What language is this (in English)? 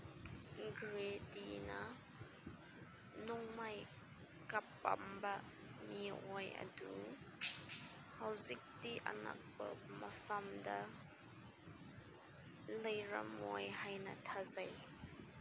Manipuri